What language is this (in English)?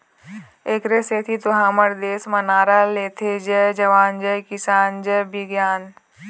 Chhattisgarhi